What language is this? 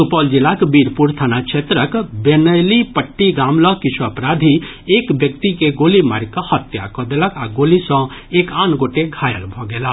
Maithili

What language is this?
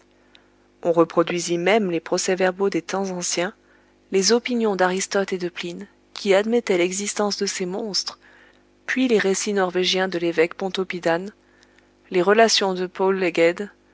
French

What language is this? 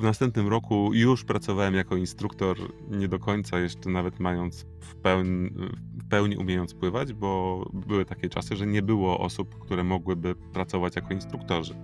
Polish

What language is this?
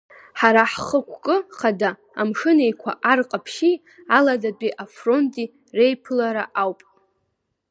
Abkhazian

